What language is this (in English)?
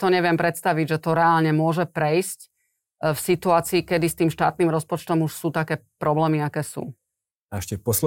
Slovak